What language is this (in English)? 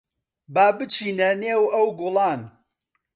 Central Kurdish